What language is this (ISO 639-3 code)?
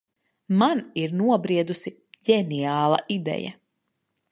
lav